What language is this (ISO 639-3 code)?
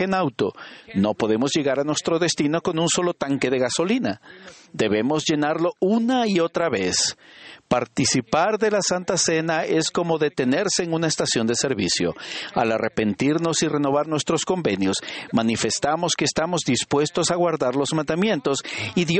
spa